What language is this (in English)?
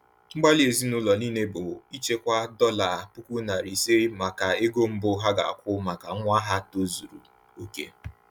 Igbo